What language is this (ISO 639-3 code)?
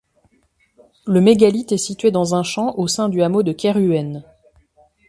fra